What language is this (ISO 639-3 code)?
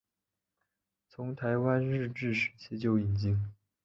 zho